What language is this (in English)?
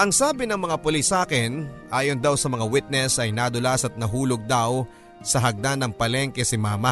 Filipino